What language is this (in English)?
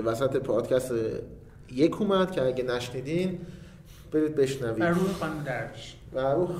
Persian